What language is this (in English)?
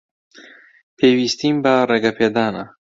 Central Kurdish